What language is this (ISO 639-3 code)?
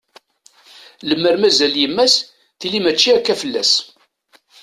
kab